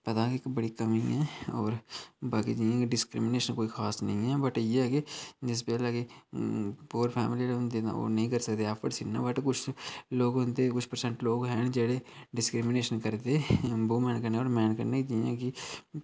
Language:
Dogri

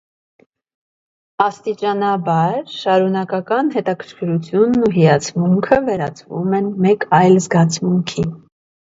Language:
Armenian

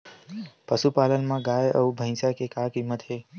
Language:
Chhattisgarhi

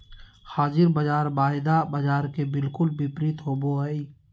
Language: Magahi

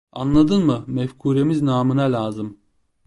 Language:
Turkish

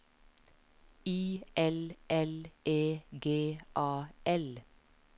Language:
Norwegian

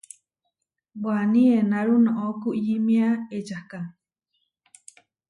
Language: Huarijio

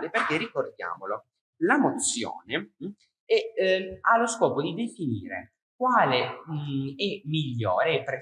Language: Italian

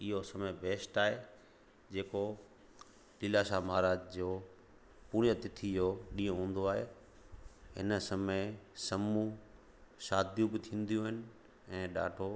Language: Sindhi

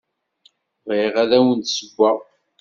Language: Kabyle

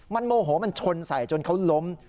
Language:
Thai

